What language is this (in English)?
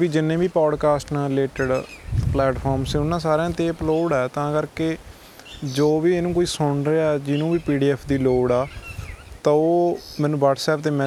Punjabi